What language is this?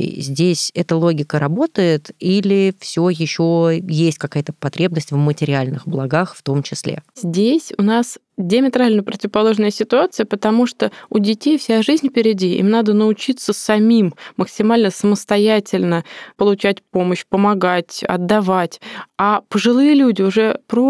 Russian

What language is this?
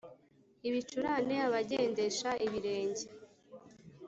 Kinyarwanda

